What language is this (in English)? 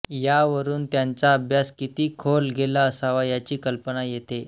Marathi